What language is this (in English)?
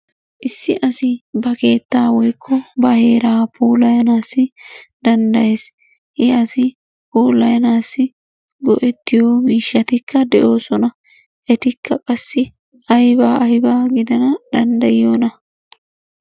Wolaytta